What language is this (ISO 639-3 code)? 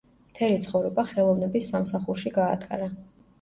kat